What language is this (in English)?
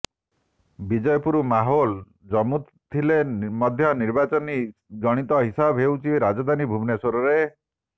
Odia